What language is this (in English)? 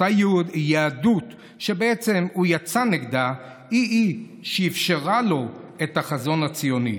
Hebrew